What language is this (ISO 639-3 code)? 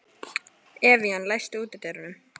isl